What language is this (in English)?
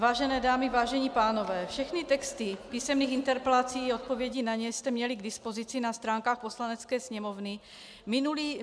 Czech